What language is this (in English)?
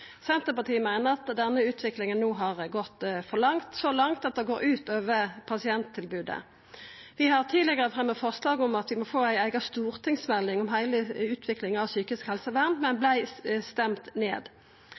Norwegian Nynorsk